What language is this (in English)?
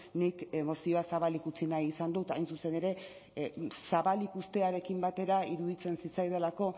Basque